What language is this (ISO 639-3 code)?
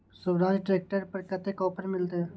mai